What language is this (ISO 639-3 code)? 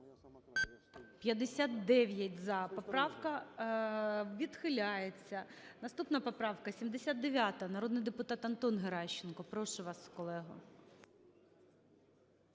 ukr